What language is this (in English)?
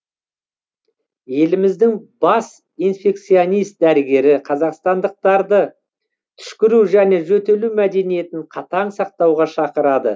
Kazakh